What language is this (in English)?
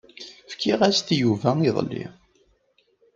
Kabyle